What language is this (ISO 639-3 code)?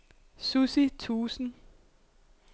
dan